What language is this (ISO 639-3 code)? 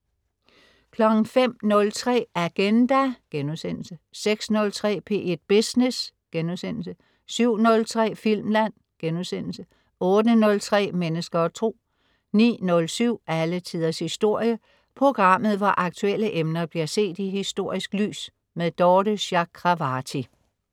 dan